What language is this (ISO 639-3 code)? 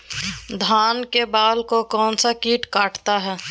mag